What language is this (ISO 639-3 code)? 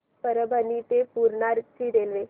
mar